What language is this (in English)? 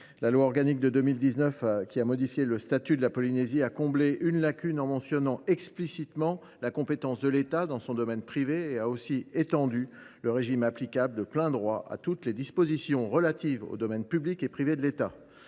French